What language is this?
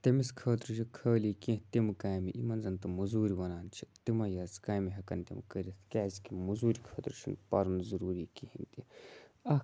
Kashmiri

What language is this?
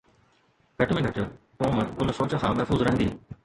Sindhi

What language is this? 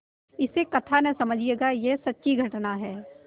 Hindi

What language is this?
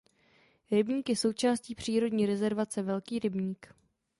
Czech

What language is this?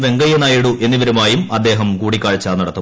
Malayalam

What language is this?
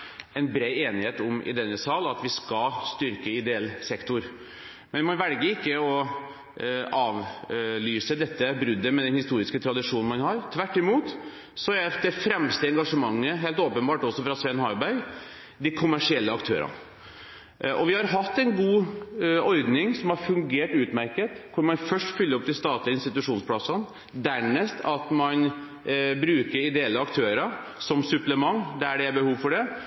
Norwegian Bokmål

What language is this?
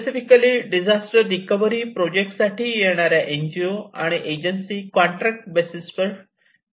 Marathi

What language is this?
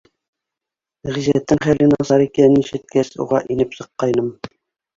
Bashkir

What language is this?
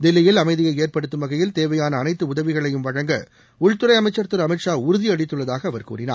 Tamil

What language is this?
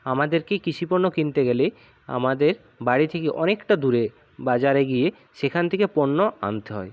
Bangla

